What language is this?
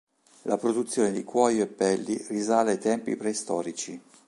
Italian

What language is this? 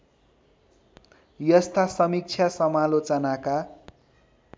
Nepali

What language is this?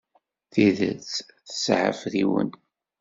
Kabyle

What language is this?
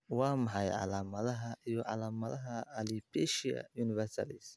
Somali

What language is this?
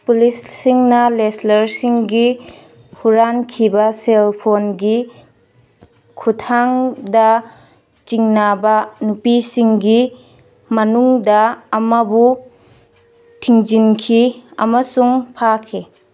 Manipuri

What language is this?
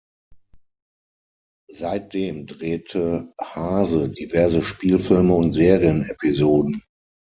German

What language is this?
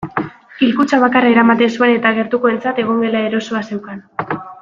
Basque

